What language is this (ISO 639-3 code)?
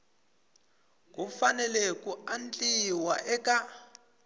tso